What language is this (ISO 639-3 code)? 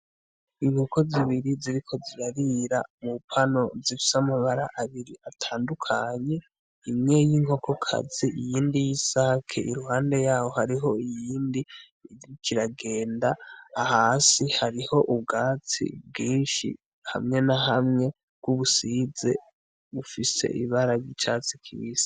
run